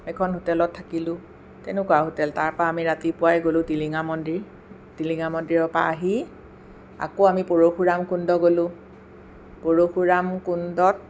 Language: Assamese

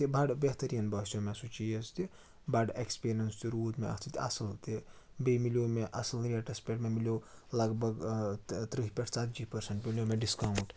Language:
Kashmiri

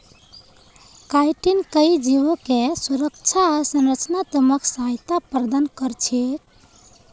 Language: Magahi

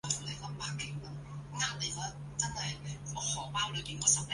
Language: Chinese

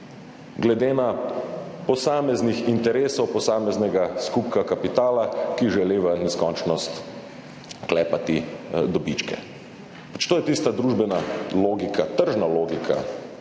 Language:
Slovenian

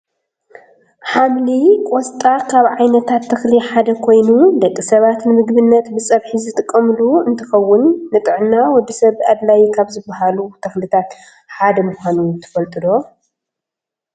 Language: Tigrinya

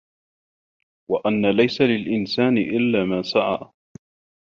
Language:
Arabic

